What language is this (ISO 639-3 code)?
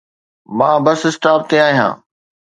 snd